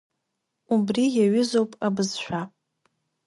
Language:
Abkhazian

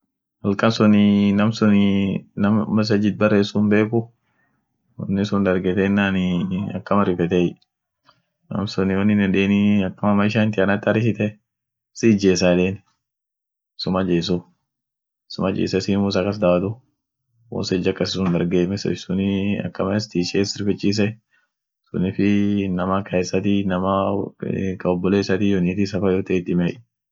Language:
Orma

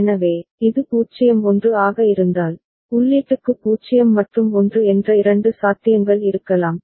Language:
Tamil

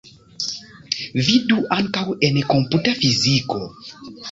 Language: Esperanto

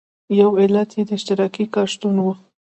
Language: Pashto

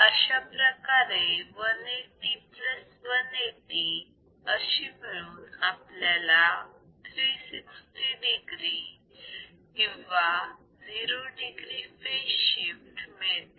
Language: Marathi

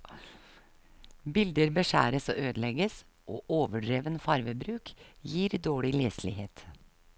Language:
Norwegian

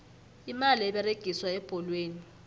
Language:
South Ndebele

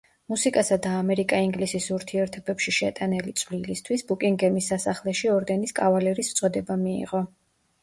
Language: Georgian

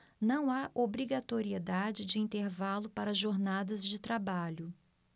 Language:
Portuguese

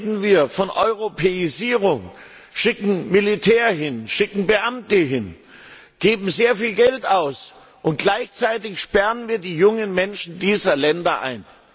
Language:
German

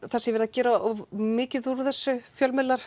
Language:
Icelandic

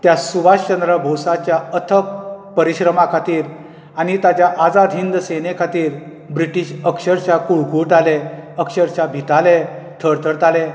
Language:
Konkani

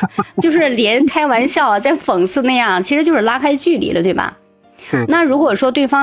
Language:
Chinese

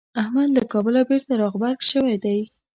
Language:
Pashto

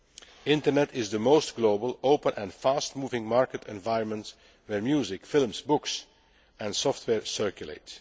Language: English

